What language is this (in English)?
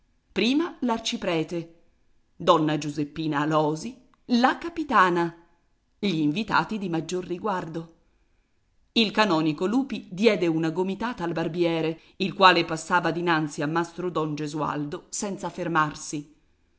Italian